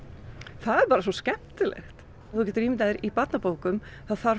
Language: Icelandic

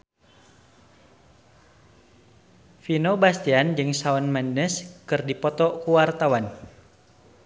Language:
Sundanese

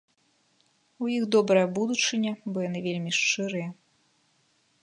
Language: Belarusian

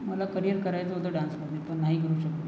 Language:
Marathi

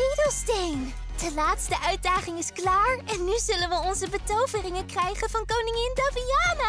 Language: Dutch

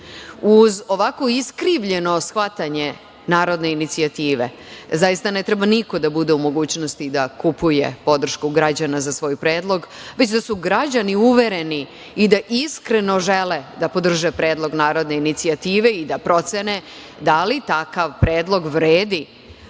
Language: Serbian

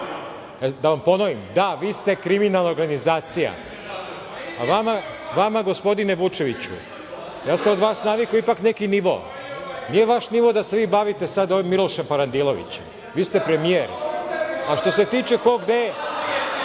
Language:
Serbian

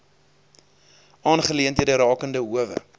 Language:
Afrikaans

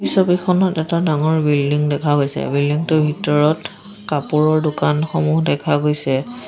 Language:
Assamese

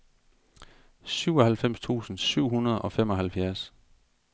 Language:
Danish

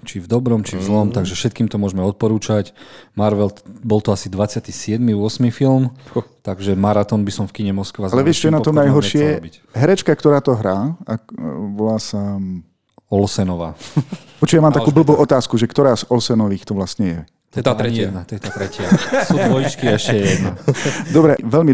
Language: Slovak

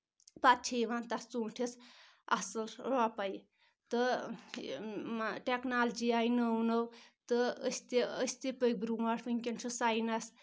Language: Kashmiri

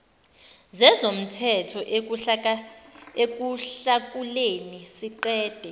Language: Zulu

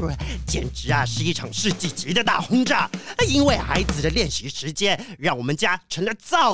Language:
Chinese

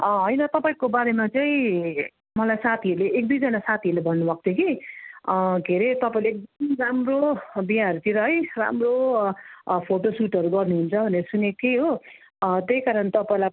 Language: Nepali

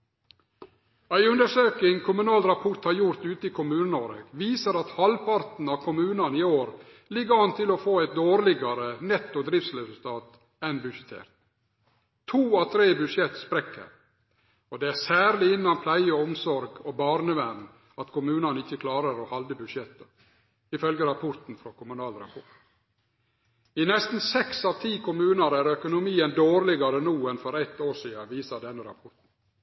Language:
Norwegian Nynorsk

